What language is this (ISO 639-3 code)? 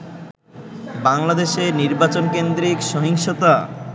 ben